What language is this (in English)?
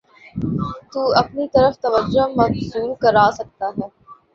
Urdu